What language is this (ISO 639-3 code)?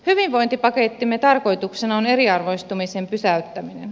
fin